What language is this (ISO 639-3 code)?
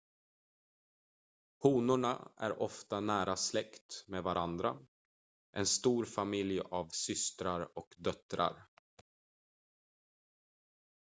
swe